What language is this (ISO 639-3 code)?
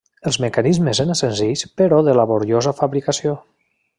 cat